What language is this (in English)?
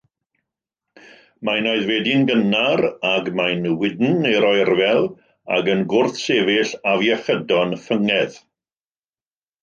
Welsh